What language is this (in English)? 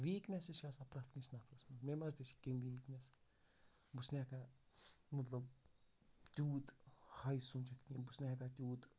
Kashmiri